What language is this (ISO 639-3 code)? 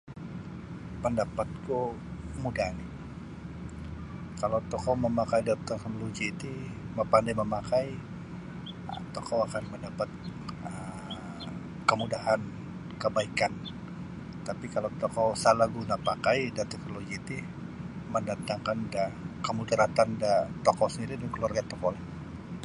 bsy